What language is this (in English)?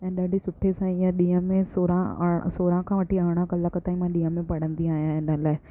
Sindhi